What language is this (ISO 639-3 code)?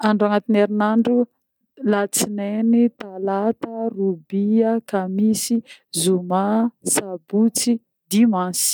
bmm